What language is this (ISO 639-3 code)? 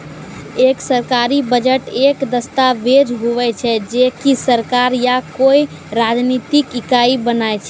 mai